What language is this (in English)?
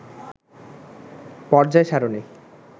Bangla